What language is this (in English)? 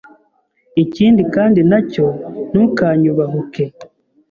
Kinyarwanda